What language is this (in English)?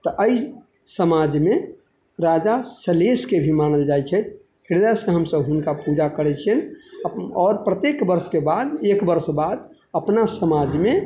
Maithili